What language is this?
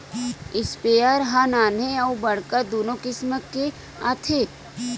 Chhattisgarhi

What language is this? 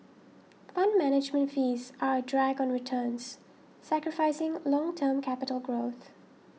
English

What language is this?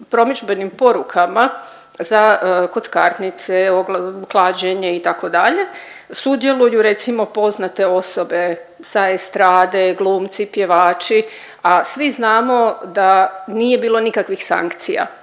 Croatian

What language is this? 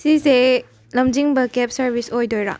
Manipuri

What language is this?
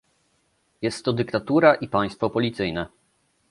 Polish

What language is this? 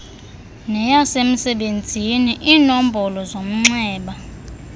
Xhosa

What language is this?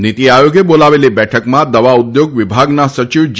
Gujarati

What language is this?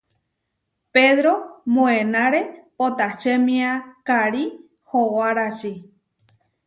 Huarijio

